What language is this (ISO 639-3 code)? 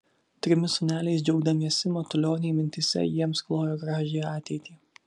lit